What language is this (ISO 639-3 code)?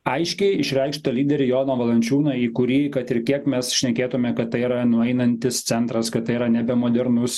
lit